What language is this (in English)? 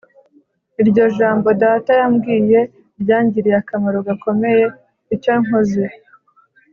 Kinyarwanda